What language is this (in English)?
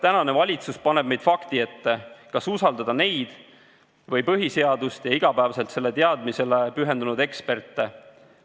Estonian